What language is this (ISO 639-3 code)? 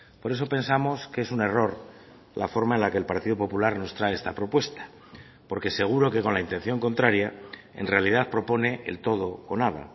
spa